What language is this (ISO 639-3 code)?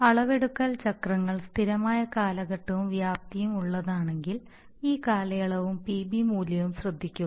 mal